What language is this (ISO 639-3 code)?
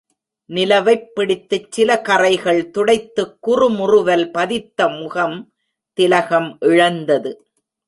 tam